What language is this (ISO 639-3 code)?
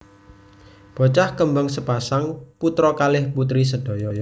jav